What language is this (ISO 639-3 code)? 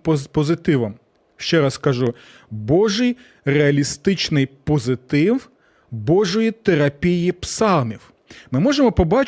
ukr